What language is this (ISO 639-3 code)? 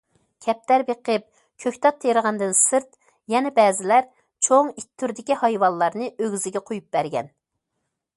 uig